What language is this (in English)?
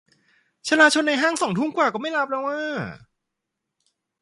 Thai